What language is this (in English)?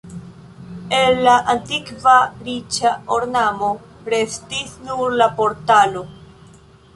Esperanto